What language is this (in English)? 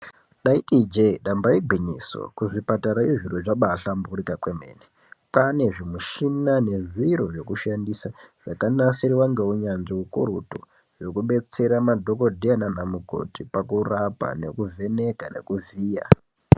Ndau